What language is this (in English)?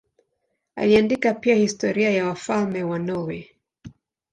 Swahili